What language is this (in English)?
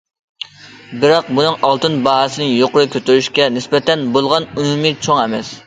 Uyghur